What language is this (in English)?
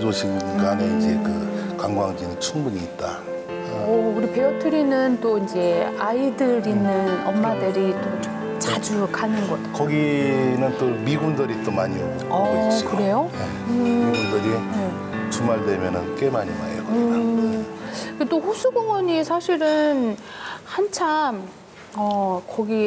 Korean